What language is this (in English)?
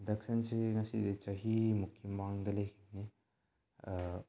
Manipuri